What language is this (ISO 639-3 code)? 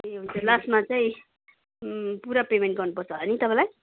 nep